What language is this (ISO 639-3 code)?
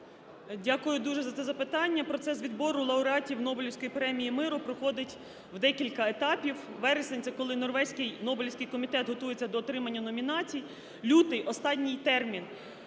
ukr